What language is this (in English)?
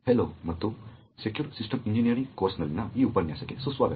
Kannada